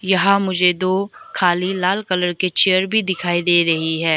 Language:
Hindi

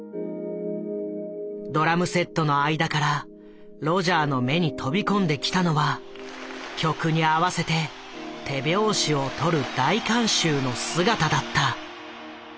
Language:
Japanese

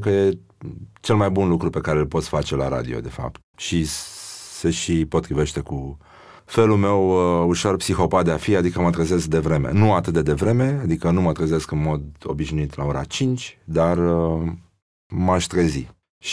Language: Romanian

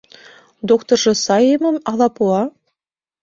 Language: Mari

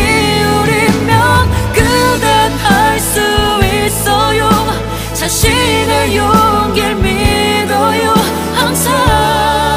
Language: Korean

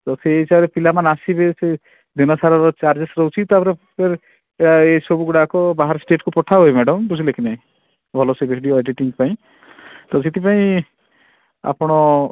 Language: Odia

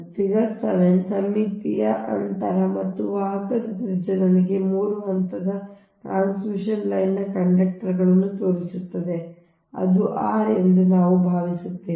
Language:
Kannada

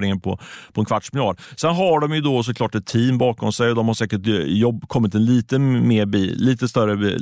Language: Swedish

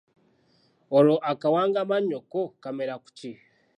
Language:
Ganda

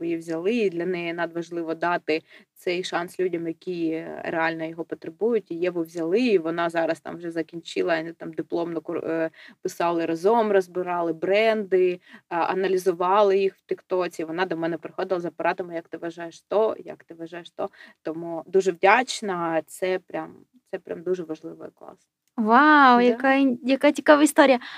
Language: Ukrainian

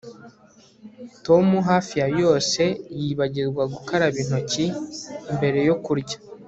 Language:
Kinyarwanda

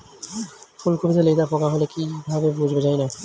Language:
Bangla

